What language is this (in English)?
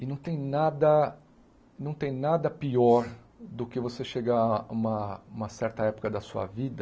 Portuguese